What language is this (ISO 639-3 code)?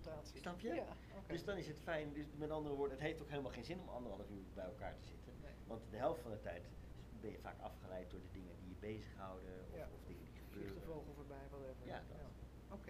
nld